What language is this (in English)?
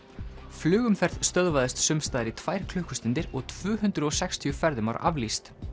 Icelandic